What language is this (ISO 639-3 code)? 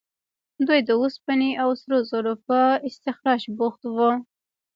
pus